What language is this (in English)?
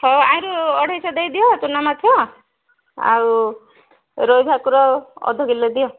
Odia